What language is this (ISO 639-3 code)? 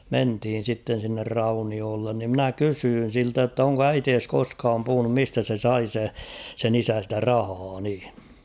fin